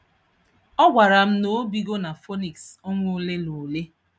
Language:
Igbo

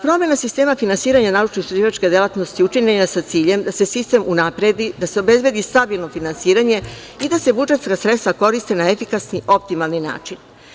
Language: Serbian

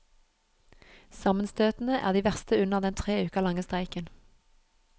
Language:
Norwegian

